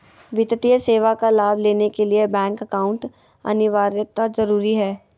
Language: Magahi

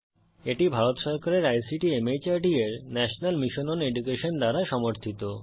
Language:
Bangla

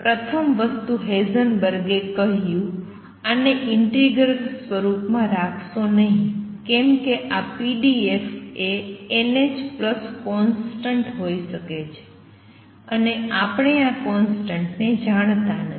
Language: Gujarati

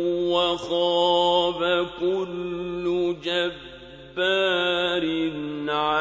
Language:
Arabic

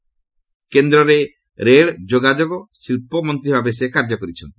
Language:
Odia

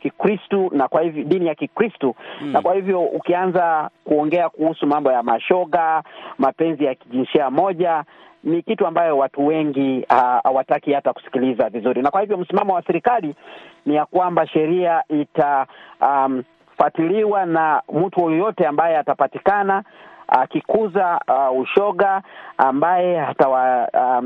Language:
Swahili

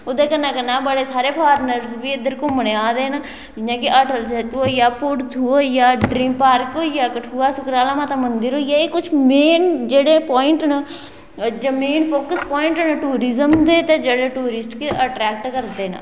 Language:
Dogri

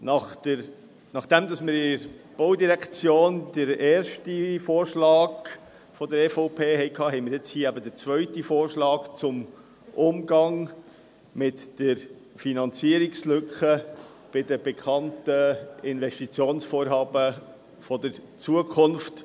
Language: Swiss German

